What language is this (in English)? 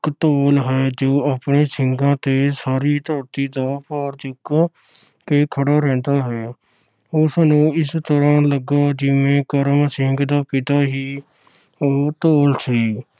Punjabi